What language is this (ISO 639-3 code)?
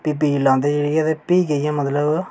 doi